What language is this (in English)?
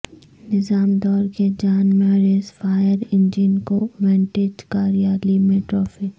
Urdu